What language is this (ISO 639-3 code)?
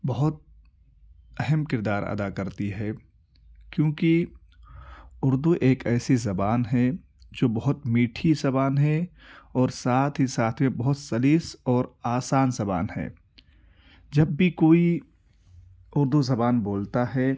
urd